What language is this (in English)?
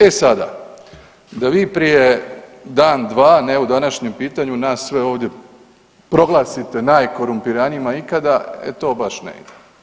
Croatian